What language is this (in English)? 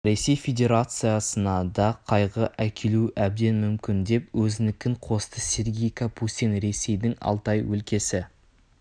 Kazakh